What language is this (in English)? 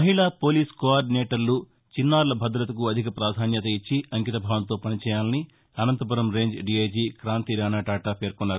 Telugu